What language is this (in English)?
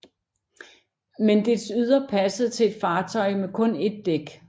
Danish